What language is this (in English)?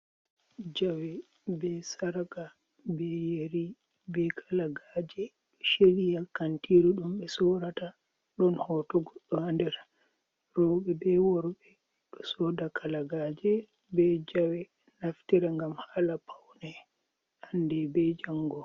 Fula